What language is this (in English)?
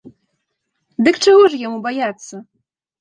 Belarusian